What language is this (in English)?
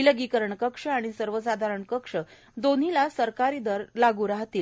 Marathi